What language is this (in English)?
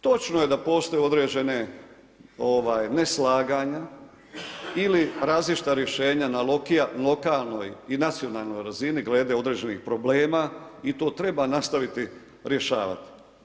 Croatian